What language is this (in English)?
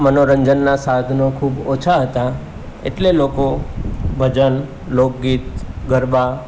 Gujarati